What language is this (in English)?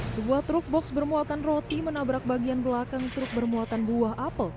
Indonesian